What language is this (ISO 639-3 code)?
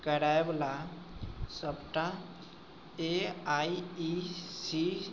mai